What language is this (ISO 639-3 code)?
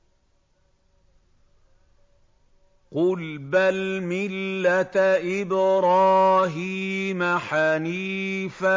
ara